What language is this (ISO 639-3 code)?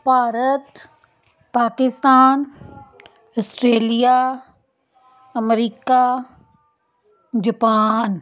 pan